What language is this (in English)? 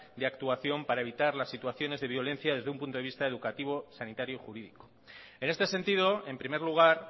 Spanish